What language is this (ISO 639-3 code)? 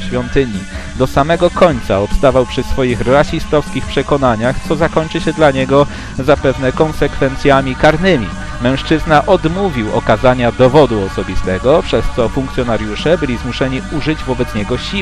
pol